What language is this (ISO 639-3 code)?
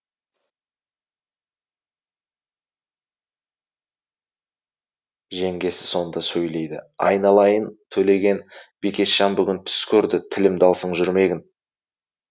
kaz